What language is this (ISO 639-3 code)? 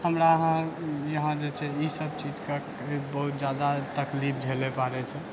mai